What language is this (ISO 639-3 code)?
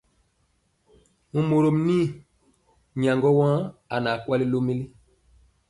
mcx